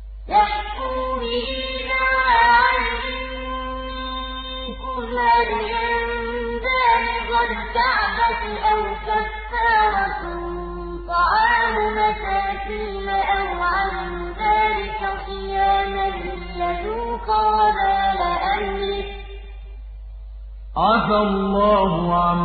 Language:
Arabic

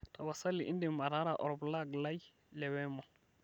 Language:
Masai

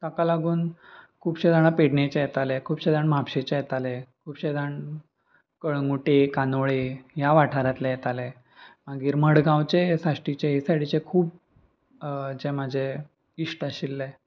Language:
Konkani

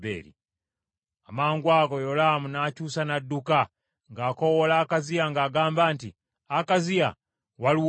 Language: Ganda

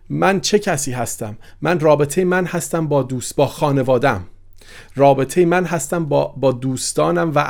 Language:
Persian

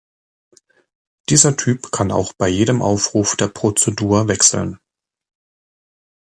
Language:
German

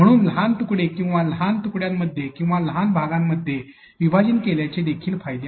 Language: Marathi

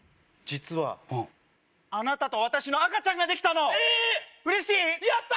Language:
Japanese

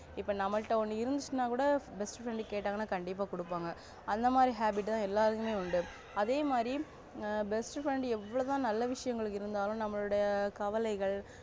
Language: Tamil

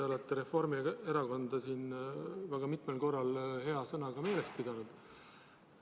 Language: Estonian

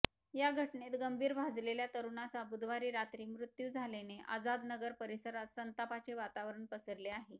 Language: Marathi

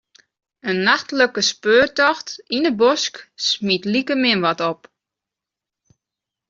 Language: Western Frisian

